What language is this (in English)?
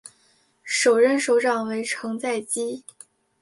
Chinese